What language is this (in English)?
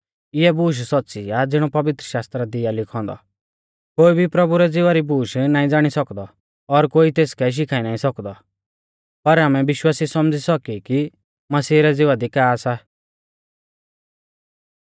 Mahasu Pahari